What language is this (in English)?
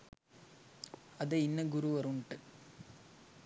Sinhala